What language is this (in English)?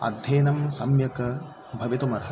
Sanskrit